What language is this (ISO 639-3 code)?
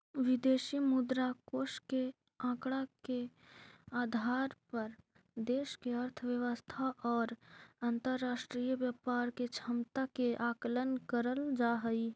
mag